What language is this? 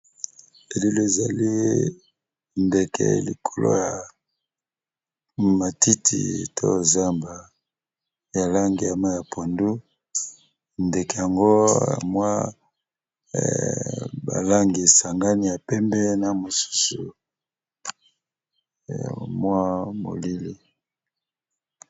Lingala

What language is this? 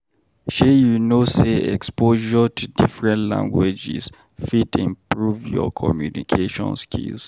Nigerian Pidgin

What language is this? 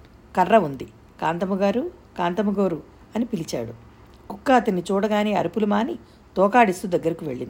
Telugu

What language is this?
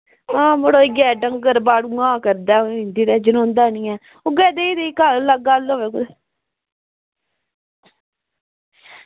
Dogri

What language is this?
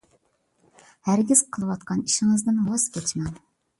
Uyghur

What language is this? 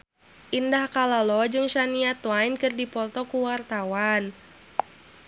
Sundanese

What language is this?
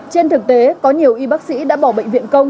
Vietnamese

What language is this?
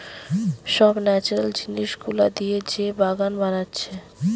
Bangla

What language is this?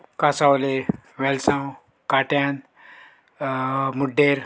Konkani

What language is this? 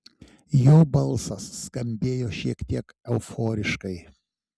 Lithuanian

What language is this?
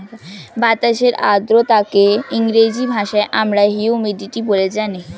Bangla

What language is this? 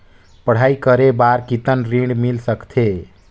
Chhattisgarhi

